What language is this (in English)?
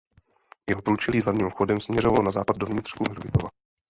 Czech